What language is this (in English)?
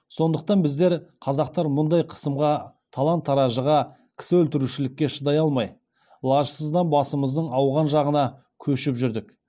Kazakh